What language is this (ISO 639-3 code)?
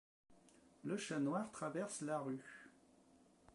fra